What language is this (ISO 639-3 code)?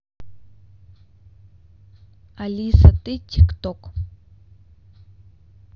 rus